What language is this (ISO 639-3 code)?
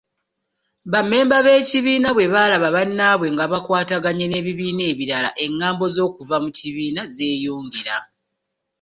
lug